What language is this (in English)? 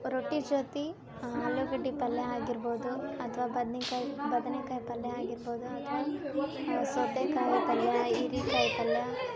Kannada